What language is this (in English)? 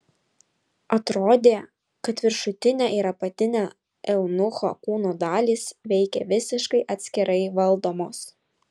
Lithuanian